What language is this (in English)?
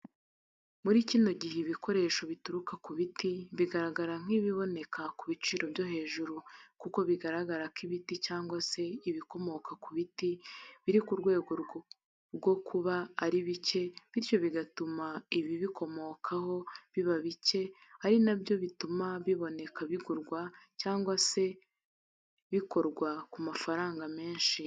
Kinyarwanda